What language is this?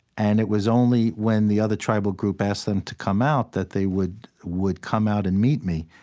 English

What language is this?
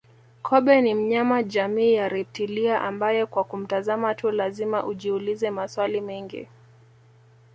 Swahili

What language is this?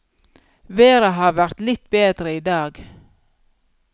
Norwegian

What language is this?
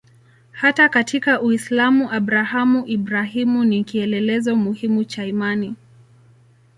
Swahili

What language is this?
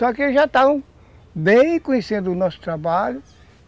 Portuguese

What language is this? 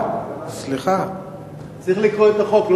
Hebrew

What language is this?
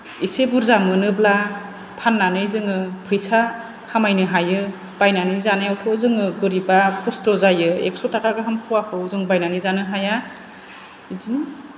Bodo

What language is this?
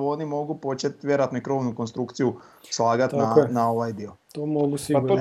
Croatian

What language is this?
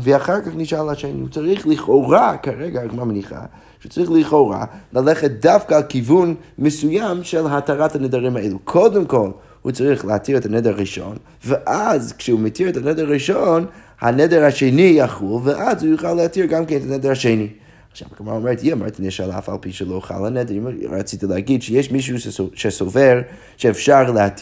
Hebrew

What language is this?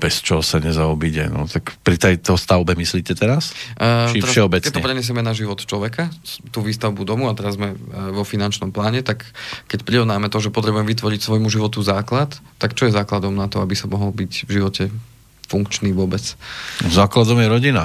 Slovak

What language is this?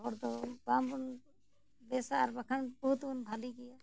Santali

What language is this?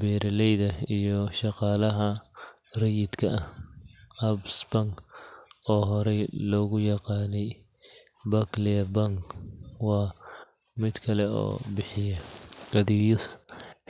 Somali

